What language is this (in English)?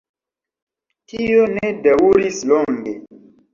Esperanto